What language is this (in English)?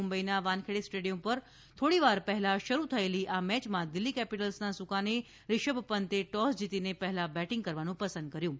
Gujarati